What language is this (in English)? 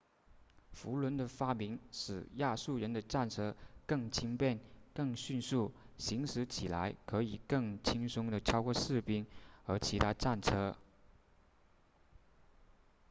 Chinese